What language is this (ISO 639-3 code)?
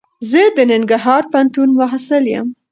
pus